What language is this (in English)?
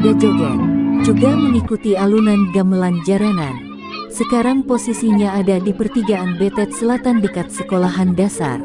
Indonesian